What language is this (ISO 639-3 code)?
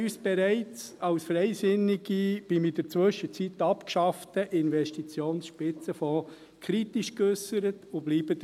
gsw